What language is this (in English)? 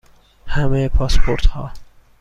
Persian